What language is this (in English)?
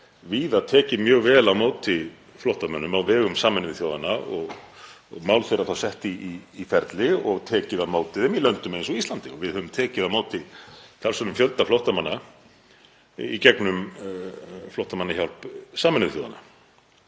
Icelandic